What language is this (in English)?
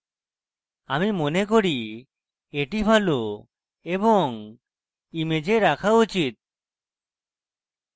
Bangla